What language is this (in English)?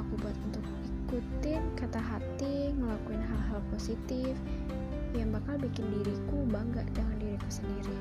Indonesian